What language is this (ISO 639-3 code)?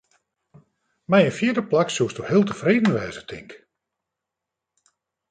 fry